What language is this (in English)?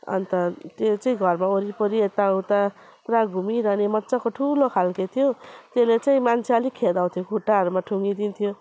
Nepali